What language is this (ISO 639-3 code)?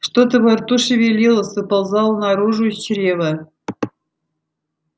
rus